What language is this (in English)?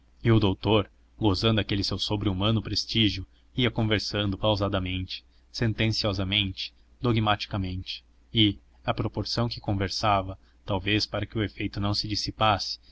Portuguese